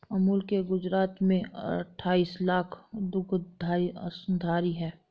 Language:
Hindi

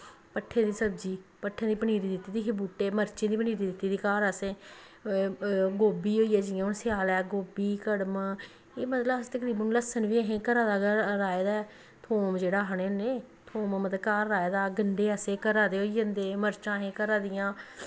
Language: Dogri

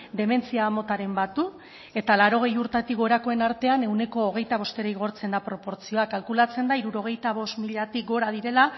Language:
Basque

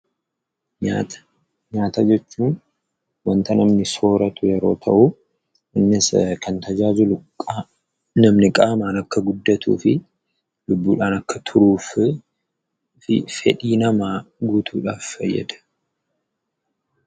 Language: Oromo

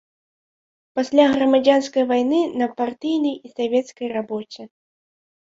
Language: Belarusian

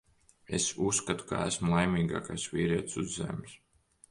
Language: Latvian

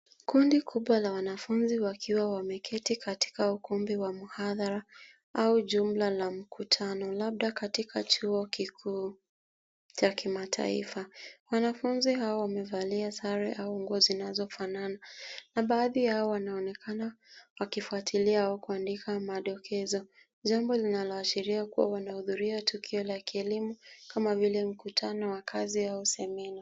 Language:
Swahili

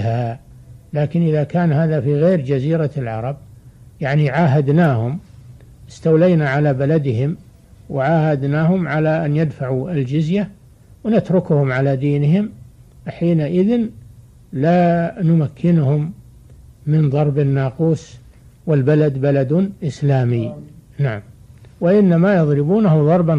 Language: Arabic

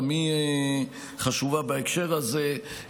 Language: Hebrew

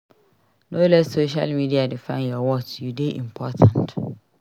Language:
Nigerian Pidgin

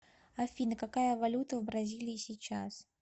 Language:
Russian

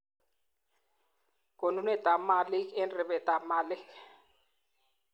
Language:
Kalenjin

